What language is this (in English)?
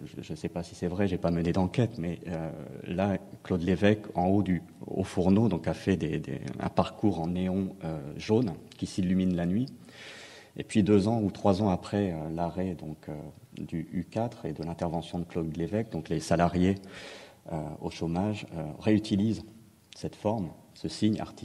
French